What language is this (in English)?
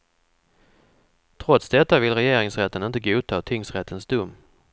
Swedish